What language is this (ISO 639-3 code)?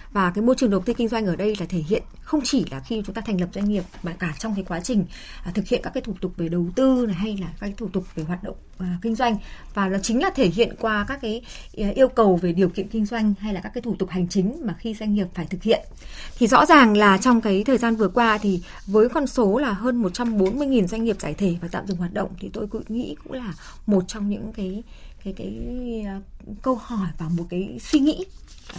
vie